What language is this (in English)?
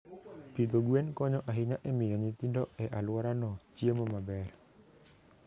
Luo (Kenya and Tanzania)